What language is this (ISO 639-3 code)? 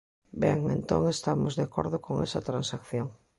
glg